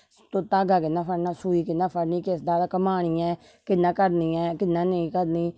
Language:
Dogri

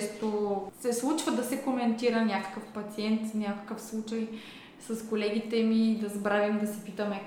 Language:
Bulgarian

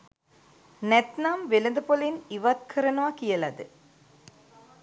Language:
Sinhala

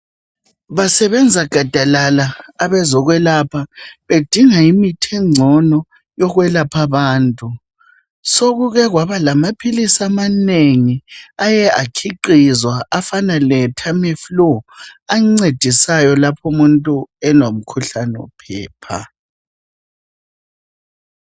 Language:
North Ndebele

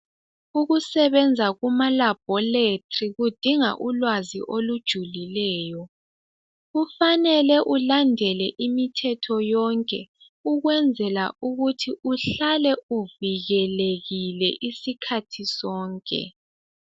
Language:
North Ndebele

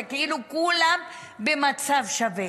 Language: Hebrew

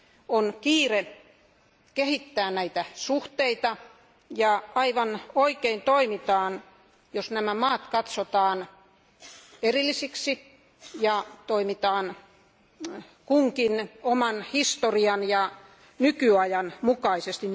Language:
Finnish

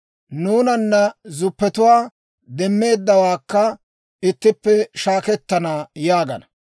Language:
Dawro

